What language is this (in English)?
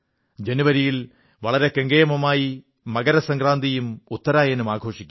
Malayalam